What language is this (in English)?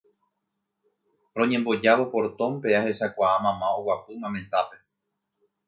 Guarani